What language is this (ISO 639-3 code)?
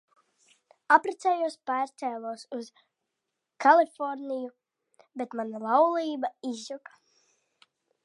lav